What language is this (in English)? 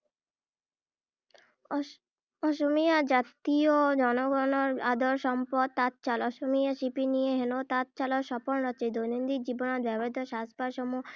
Assamese